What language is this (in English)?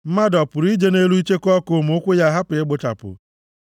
Igbo